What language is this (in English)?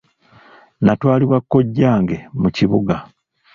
Ganda